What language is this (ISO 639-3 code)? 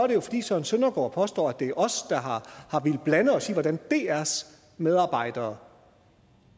dan